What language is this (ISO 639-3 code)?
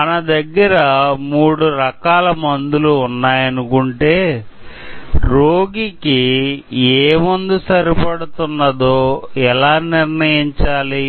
tel